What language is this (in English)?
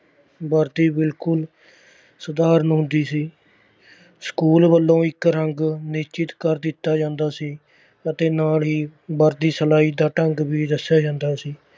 Punjabi